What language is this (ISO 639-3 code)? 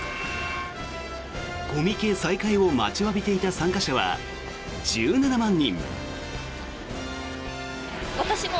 jpn